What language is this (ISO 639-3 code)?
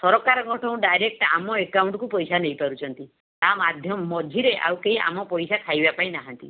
ori